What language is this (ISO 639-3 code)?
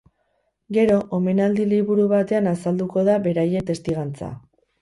eus